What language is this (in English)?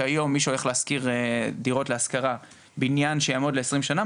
Hebrew